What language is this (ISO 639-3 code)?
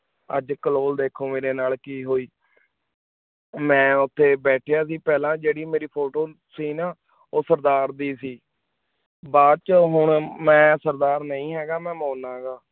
pan